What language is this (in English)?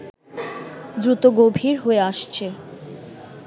Bangla